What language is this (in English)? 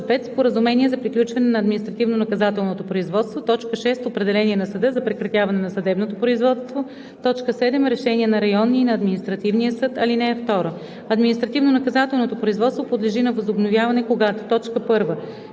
Bulgarian